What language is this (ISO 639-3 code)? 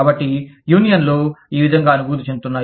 tel